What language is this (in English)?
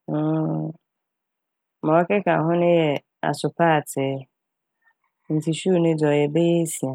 Akan